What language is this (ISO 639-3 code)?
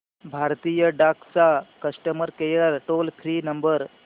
mar